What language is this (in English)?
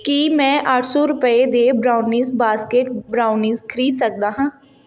Punjabi